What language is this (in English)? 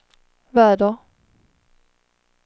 Swedish